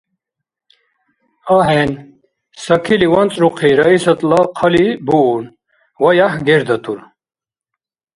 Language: Dargwa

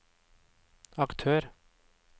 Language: Norwegian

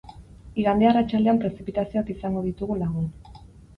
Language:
Basque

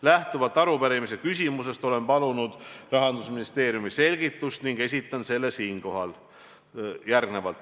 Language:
Estonian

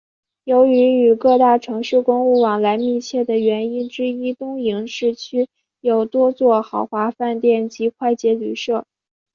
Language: Chinese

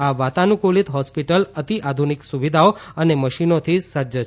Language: Gujarati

